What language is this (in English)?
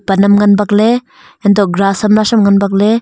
Wancho Naga